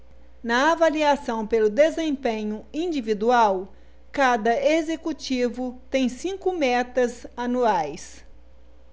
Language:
Portuguese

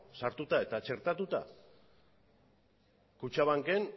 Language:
Basque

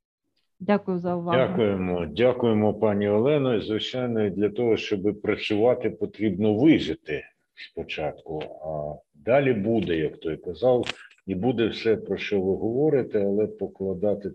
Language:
Ukrainian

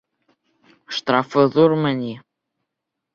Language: Bashkir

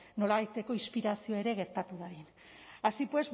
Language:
Basque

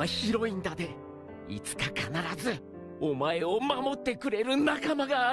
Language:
Japanese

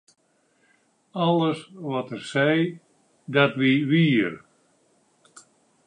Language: Western Frisian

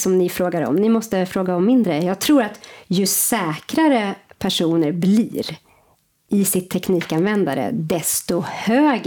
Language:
Swedish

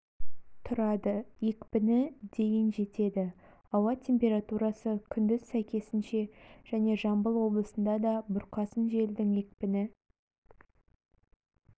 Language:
Kazakh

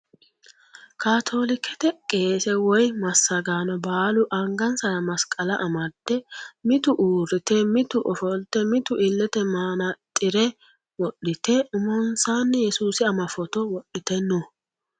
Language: Sidamo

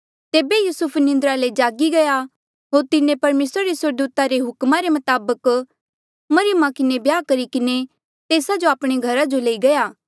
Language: Mandeali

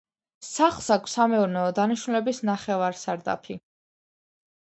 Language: Georgian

